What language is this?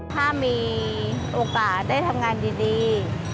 Thai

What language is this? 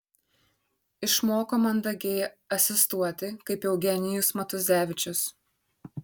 Lithuanian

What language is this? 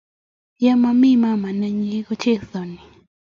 Kalenjin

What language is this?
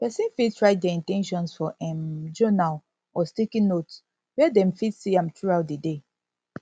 Nigerian Pidgin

